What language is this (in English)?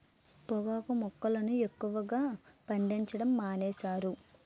Telugu